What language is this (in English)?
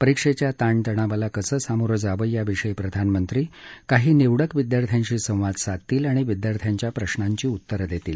Marathi